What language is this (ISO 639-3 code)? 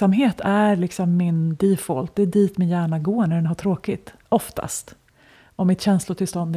swe